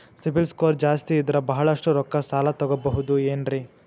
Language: Kannada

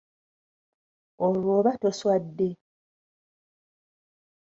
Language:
Ganda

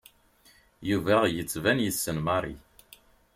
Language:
Kabyle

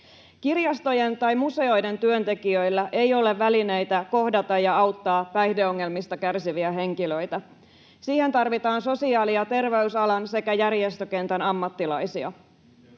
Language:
Finnish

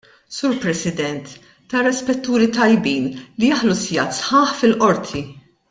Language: Maltese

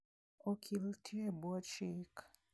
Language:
Luo (Kenya and Tanzania)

